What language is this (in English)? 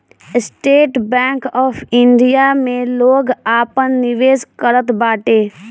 Bhojpuri